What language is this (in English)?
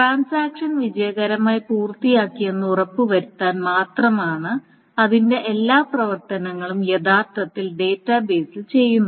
Malayalam